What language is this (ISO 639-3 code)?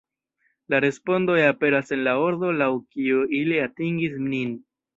epo